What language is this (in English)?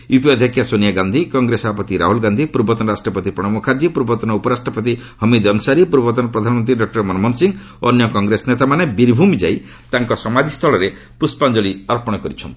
Odia